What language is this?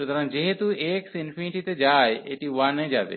Bangla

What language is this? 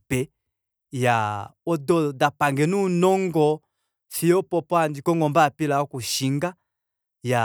Kuanyama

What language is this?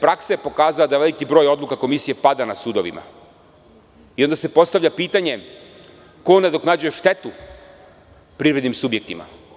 Serbian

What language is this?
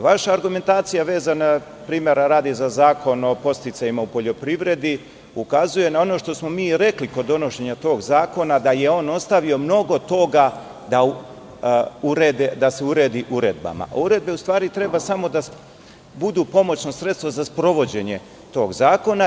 Serbian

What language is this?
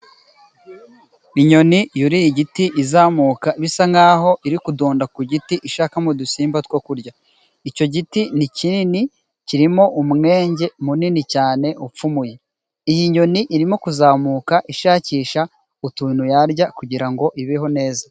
Kinyarwanda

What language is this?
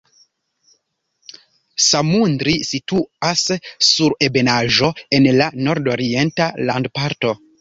Esperanto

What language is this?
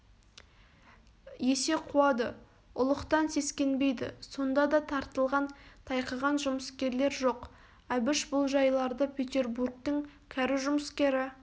Kazakh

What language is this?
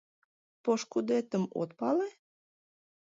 Mari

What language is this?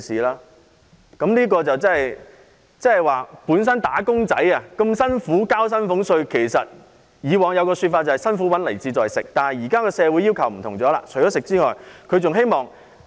Cantonese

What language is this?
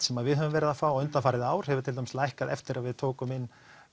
Icelandic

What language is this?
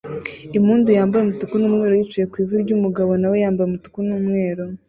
Kinyarwanda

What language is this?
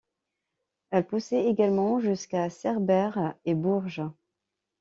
French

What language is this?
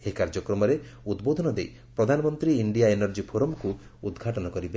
Odia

